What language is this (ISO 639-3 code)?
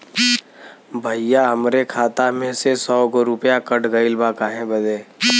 bho